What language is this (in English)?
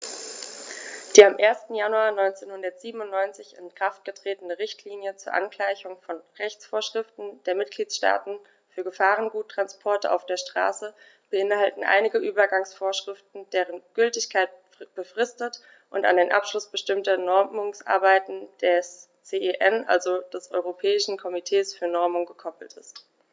German